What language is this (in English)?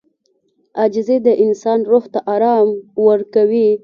Pashto